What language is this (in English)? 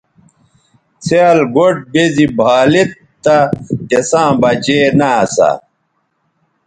Bateri